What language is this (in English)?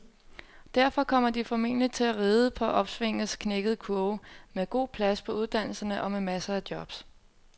Danish